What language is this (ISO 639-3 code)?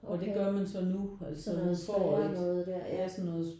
dan